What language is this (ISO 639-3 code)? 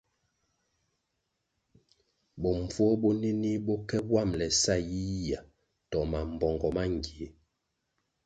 nmg